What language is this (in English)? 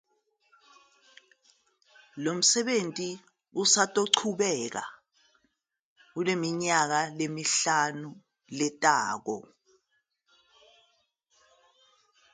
Zulu